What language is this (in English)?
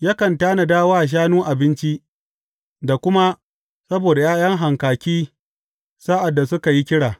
Hausa